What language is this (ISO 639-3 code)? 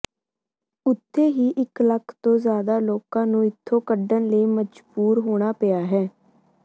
pan